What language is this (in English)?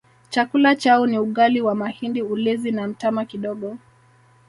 Swahili